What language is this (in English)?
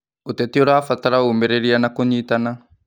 Kikuyu